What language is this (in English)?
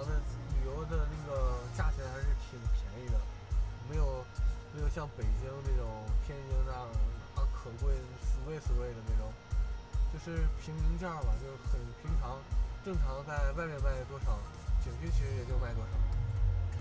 Chinese